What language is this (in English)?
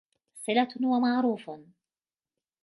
Arabic